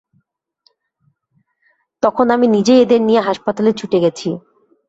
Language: Bangla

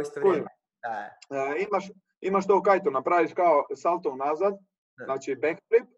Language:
Croatian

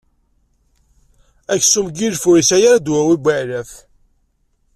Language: Kabyle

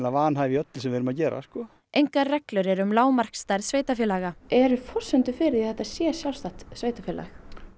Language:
Icelandic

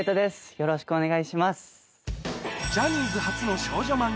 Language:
Japanese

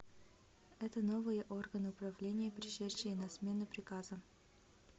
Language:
Russian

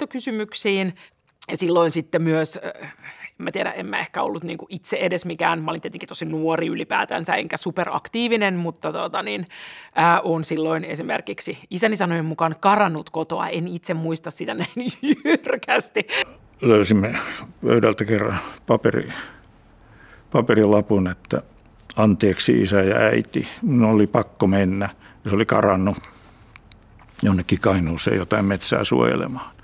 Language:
Finnish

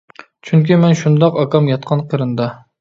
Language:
Uyghur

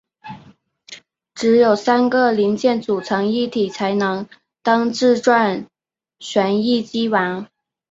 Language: Chinese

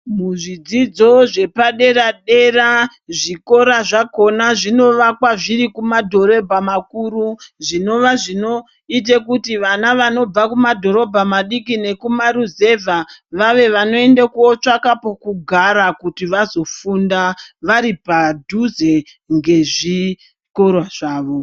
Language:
Ndau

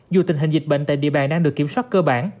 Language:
Vietnamese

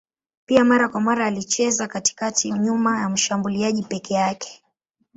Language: Swahili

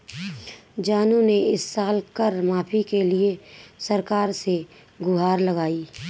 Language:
Hindi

